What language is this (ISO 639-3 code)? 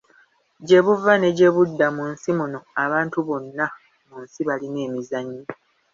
lug